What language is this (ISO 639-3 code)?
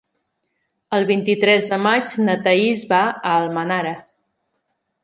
cat